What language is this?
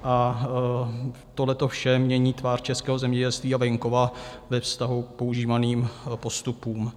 Czech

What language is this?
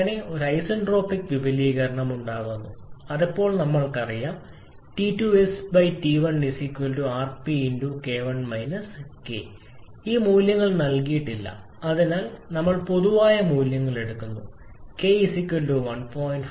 Malayalam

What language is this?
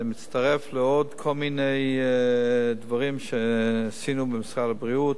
Hebrew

